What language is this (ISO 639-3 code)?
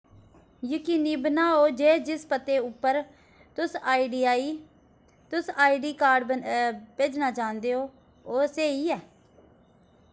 doi